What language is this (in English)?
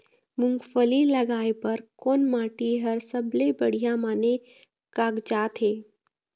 Chhattisgarhi